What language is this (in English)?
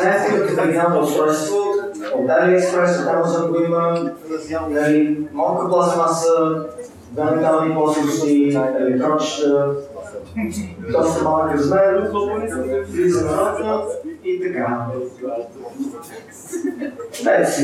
Bulgarian